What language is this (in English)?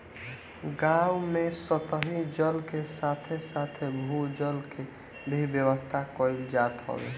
Bhojpuri